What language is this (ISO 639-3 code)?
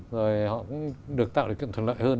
vie